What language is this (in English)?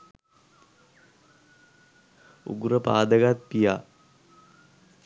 Sinhala